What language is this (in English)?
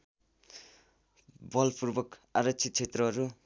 Nepali